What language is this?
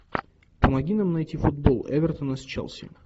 Russian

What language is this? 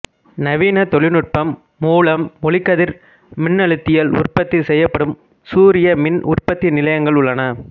Tamil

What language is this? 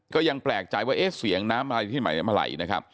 Thai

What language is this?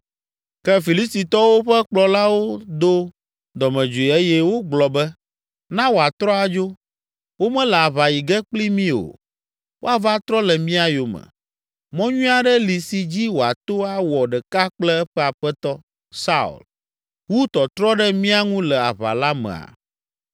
Ewe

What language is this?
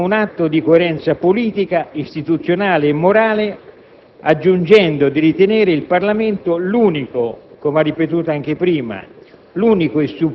Italian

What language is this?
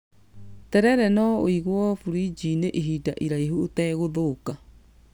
Kikuyu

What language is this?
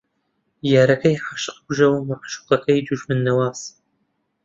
Central Kurdish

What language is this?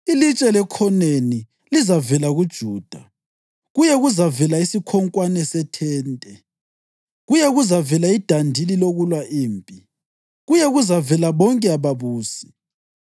North Ndebele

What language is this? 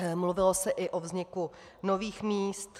Czech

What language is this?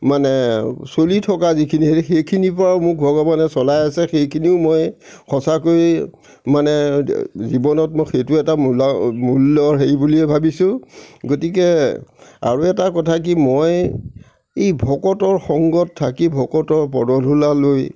Assamese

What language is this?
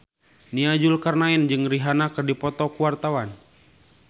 Sundanese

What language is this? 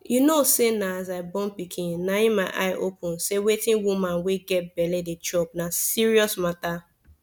Nigerian Pidgin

